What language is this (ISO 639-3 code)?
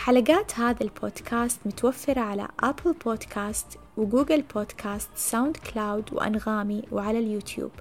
ara